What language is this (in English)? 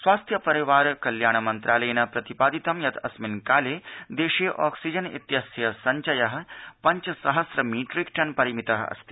Sanskrit